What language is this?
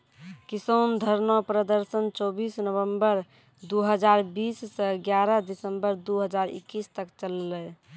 Maithili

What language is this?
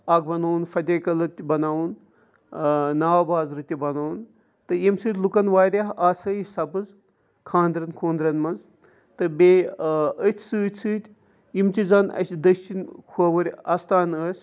Kashmiri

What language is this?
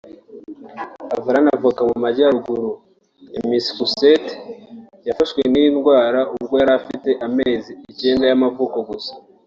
Kinyarwanda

